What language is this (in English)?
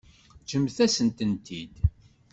Kabyle